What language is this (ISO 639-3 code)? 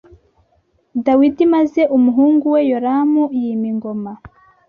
kin